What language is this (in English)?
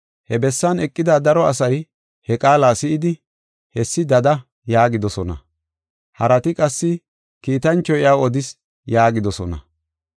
Gofa